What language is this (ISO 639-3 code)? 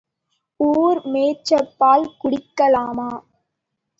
tam